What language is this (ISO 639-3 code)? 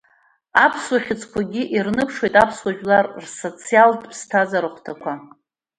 abk